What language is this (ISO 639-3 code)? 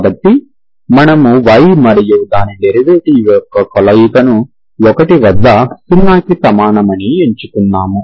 tel